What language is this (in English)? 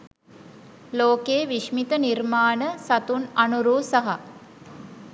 Sinhala